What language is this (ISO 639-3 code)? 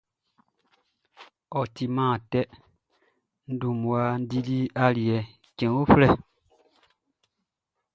bci